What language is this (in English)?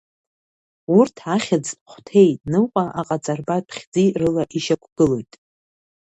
Abkhazian